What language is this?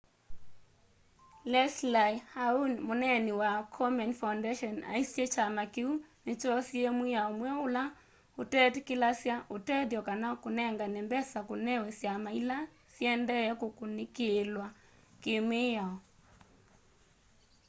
Kamba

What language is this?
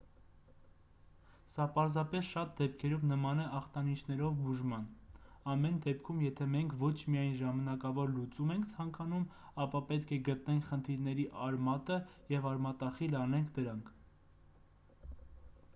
Armenian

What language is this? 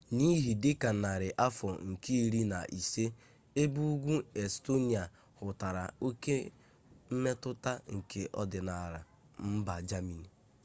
Igbo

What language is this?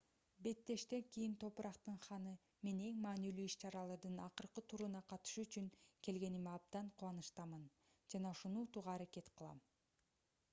Kyrgyz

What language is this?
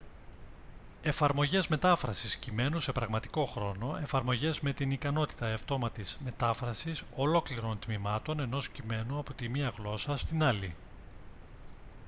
Greek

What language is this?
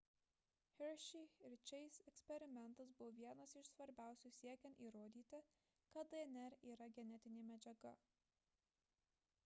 Lithuanian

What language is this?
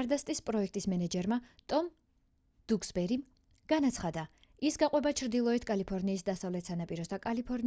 Georgian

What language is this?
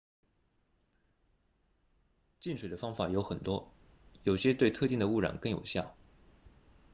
Chinese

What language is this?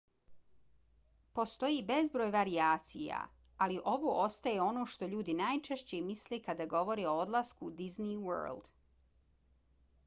Bosnian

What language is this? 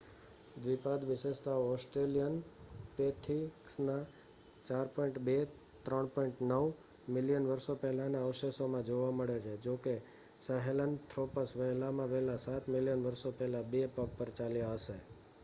Gujarati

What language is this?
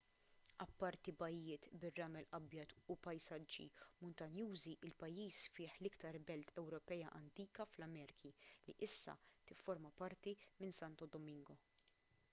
Maltese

